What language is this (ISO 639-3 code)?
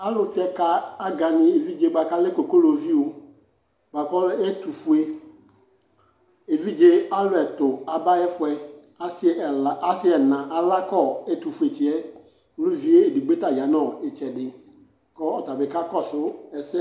kpo